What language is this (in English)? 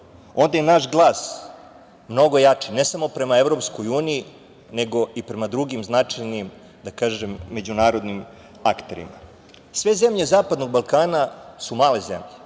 Serbian